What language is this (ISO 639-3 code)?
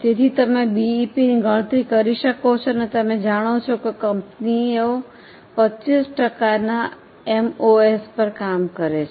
guj